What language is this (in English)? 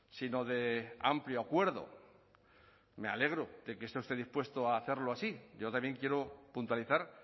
Spanish